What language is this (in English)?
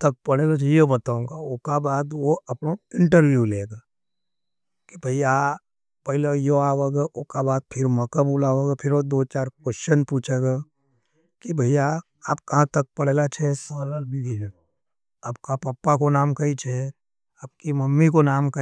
Nimadi